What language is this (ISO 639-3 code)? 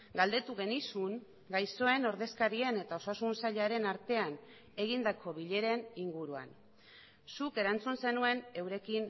eus